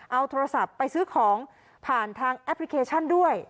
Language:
Thai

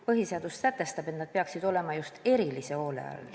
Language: Estonian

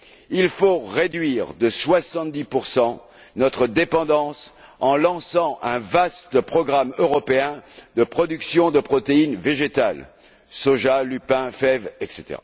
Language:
French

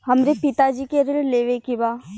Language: Bhojpuri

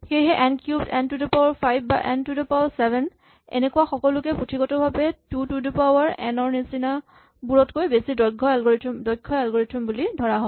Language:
Assamese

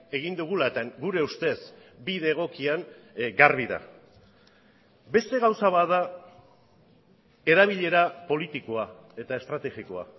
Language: Basque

